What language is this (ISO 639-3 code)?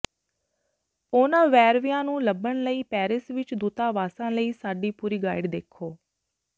pan